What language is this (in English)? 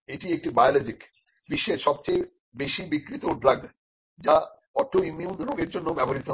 Bangla